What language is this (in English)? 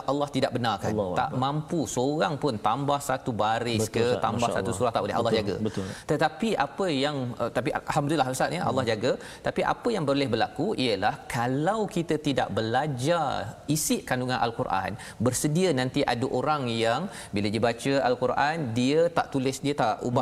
Malay